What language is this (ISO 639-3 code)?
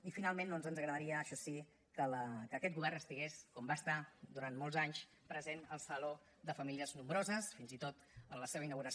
cat